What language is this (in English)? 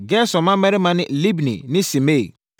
Akan